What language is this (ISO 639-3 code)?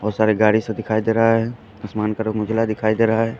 hin